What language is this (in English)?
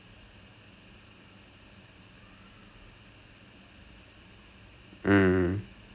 English